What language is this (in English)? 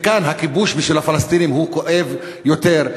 Hebrew